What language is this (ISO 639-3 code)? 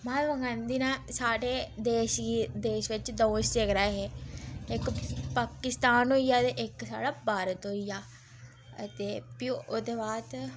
doi